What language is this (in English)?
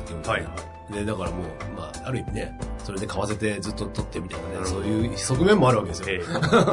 Japanese